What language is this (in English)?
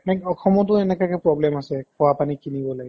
Assamese